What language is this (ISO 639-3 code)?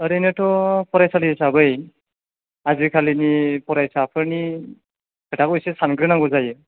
brx